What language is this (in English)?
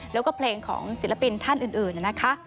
Thai